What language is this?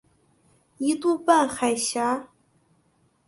Chinese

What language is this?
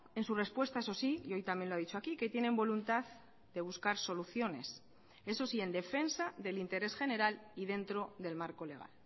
Spanish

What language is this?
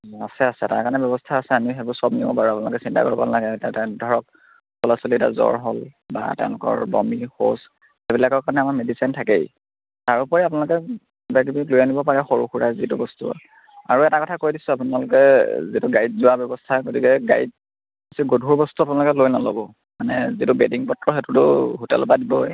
Assamese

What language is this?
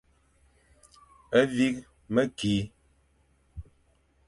Fang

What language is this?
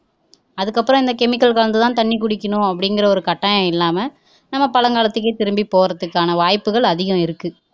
Tamil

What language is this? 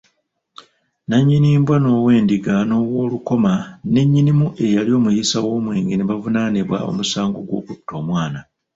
Ganda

